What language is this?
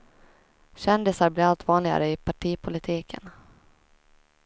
Swedish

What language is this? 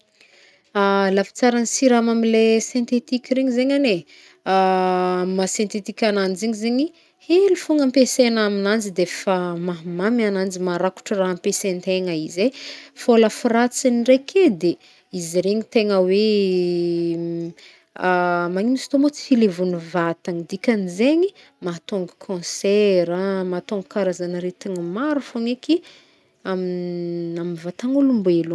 Northern Betsimisaraka Malagasy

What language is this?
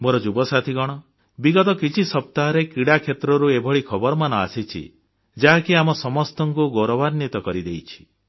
Odia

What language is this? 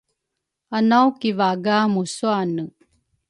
Rukai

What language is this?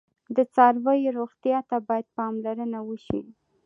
Pashto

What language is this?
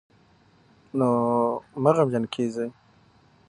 Pashto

